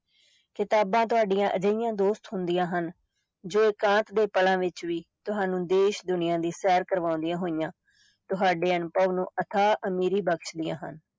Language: Punjabi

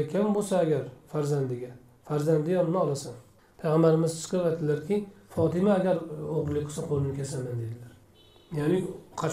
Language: Turkish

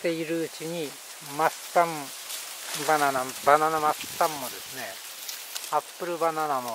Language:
Japanese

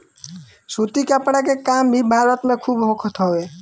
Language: Bhojpuri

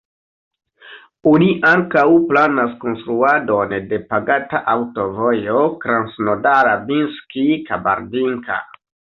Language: Esperanto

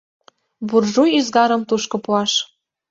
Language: Mari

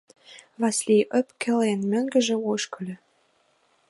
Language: Mari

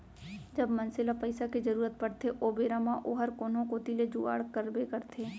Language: Chhattisgarhi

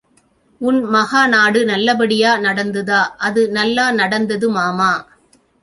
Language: Tamil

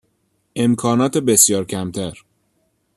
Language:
Persian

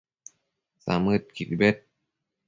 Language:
Matsés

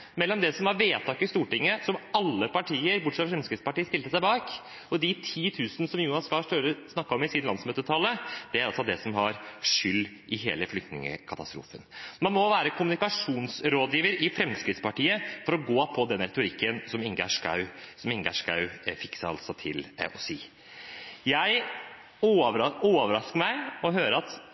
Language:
Norwegian Bokmål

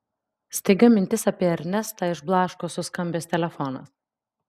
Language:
Lithuanian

